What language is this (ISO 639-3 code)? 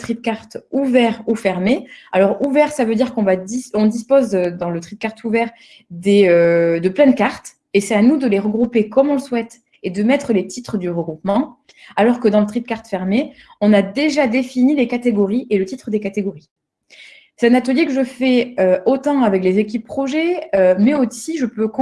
fra